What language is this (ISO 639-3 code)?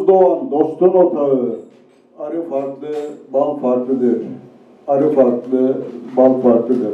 tur